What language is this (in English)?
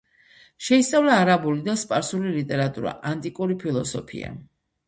Georgian